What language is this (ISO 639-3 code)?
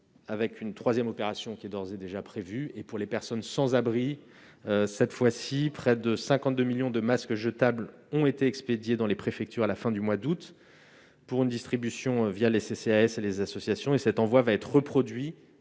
fra